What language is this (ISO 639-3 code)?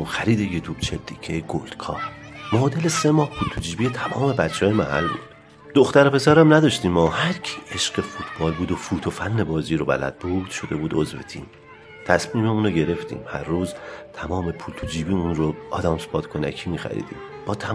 fas